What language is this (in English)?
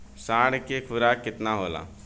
Bhojpuri